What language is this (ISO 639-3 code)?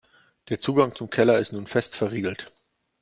deu